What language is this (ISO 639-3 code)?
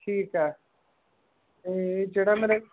pan